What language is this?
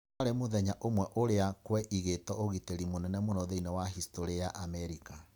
Kikuyu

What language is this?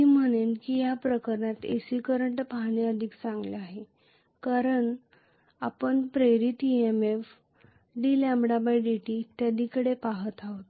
Marathi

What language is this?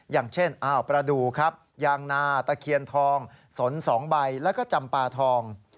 Thai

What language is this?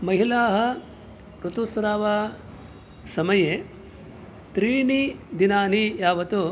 Sanskrit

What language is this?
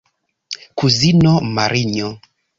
Esperanto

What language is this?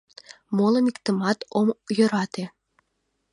Mari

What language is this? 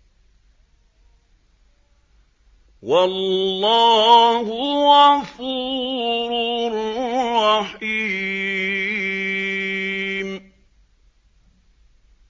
Arabic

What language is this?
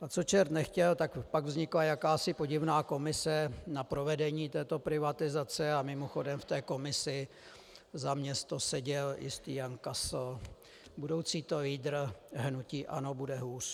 Czech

